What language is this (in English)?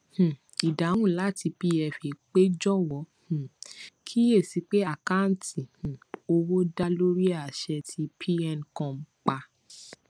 Yoruba